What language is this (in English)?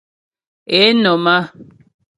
Ghomala